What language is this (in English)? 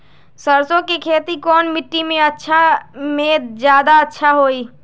Magahi